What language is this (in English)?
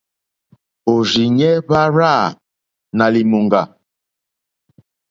Mokpwe